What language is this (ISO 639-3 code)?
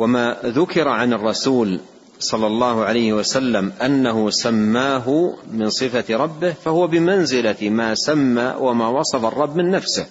ara